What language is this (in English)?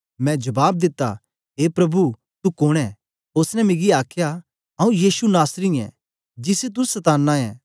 Dogri